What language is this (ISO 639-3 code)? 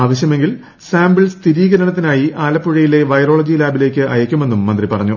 mal